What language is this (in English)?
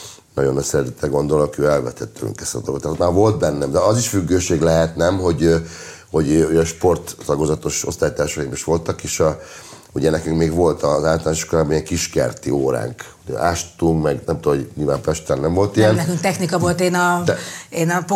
Hungarian